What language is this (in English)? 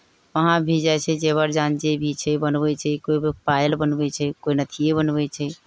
Maithili